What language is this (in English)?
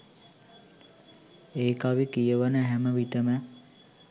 Sinhala